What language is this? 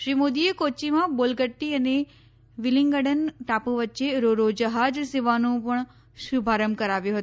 Gujarati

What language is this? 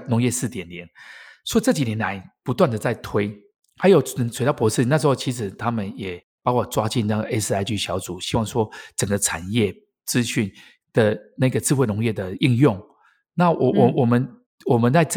Chinese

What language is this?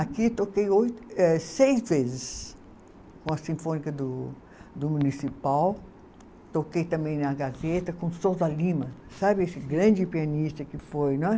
Portuguese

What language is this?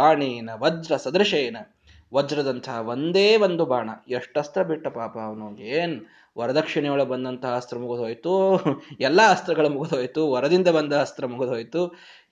Kannada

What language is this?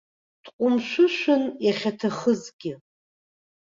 Abkhazian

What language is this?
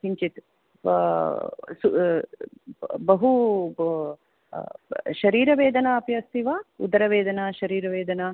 Sanskrit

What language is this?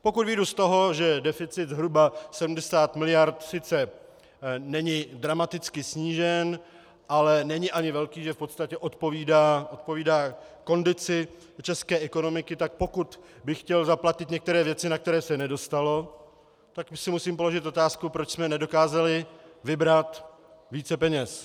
Czech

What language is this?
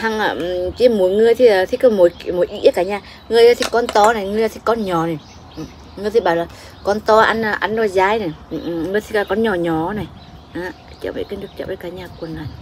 Vietnamese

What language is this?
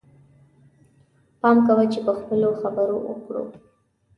Pashto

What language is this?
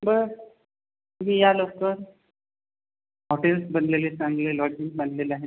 Marathi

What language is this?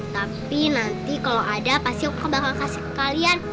Indonesian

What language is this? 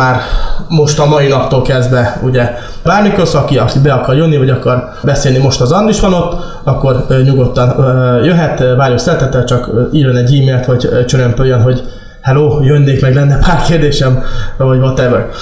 Hungarian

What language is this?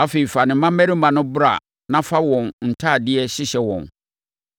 Akan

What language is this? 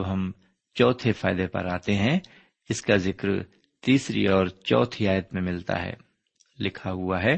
Urdu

